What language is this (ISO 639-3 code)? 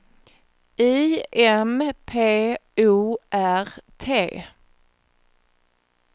swe